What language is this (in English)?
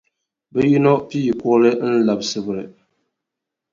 Dagbani